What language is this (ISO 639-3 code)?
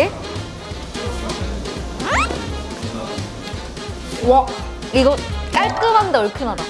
kor